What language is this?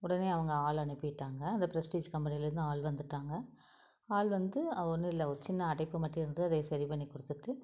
Tamil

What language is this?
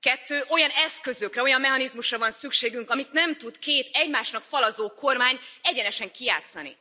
Hungarian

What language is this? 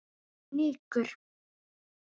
Icelandic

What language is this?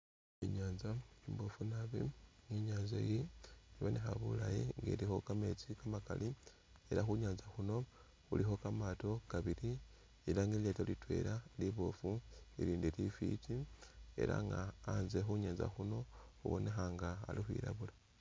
Masaaba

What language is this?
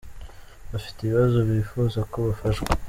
Kinyarwanda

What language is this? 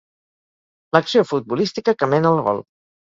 Catalan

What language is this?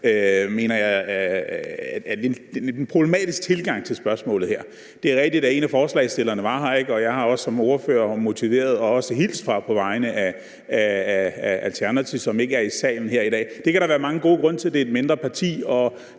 Danish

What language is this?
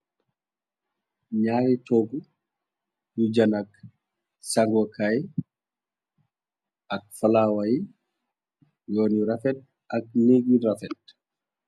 Wolof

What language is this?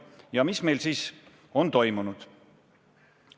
Estonian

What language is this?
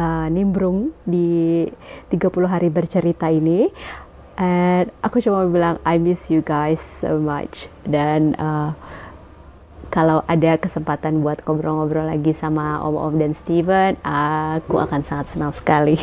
Indonesian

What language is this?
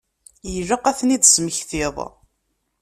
Kabyle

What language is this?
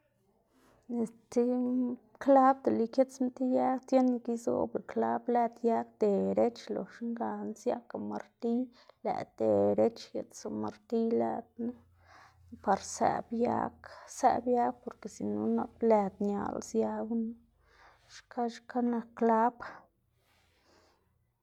Xanaguía Zapotec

